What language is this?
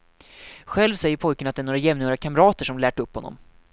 Swedish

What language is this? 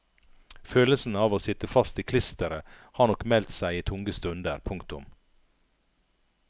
Norwegian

